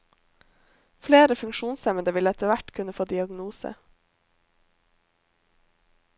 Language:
Norwegian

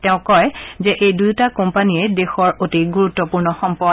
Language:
Assamese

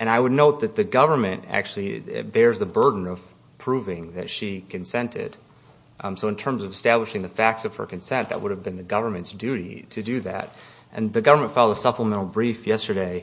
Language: English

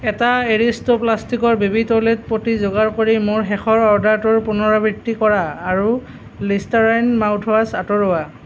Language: Assamese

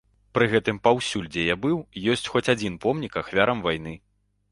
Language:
Belarusian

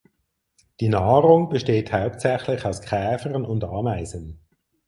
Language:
German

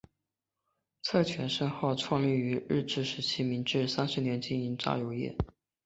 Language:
Chinese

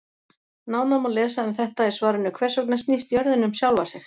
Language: Icelandic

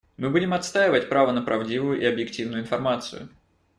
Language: Russian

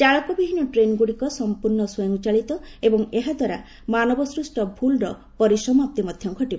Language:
Odia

